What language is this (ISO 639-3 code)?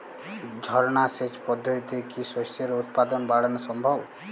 ben